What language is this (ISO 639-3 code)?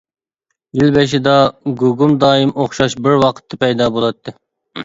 uig